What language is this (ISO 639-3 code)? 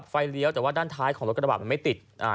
tha